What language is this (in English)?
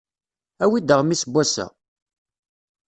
Kabyle